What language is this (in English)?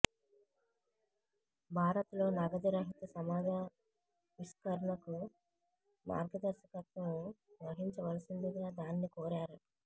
Telugu